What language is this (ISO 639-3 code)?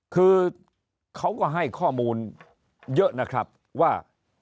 tha